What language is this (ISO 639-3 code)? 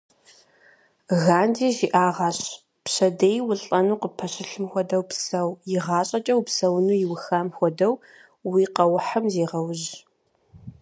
kbd